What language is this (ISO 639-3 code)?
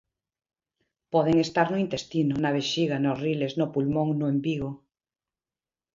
glg